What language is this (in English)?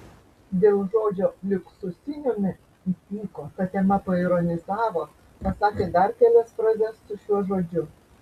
Lithuanian